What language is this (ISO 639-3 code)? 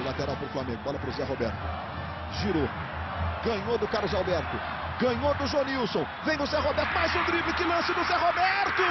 por